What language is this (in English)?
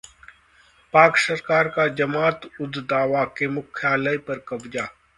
Hindi